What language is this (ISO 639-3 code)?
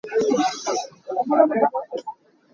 cnh